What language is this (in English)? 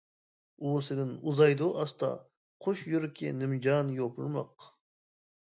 Uyghur